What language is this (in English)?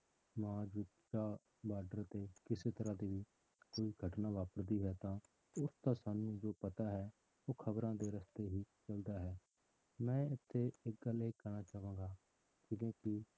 Punjabi